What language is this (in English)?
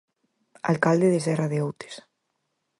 Galician